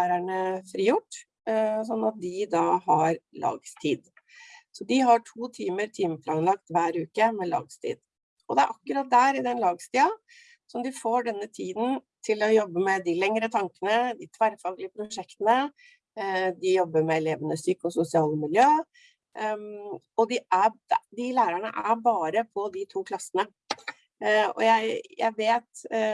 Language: Norwegian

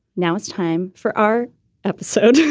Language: English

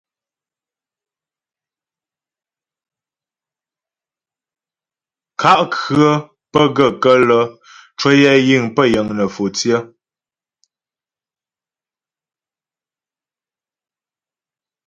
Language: Ghomala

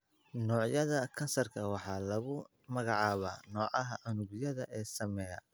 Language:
Somali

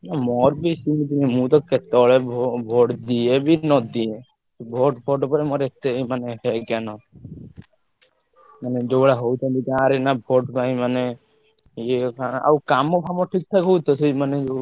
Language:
Odia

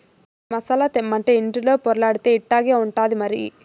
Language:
Telugu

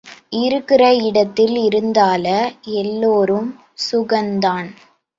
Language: Tamil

